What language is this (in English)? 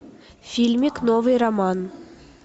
Russian